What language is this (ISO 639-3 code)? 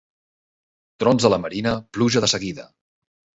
cat